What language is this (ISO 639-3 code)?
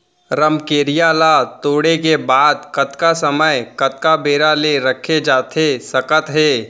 hne